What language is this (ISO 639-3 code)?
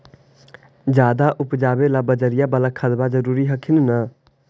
mag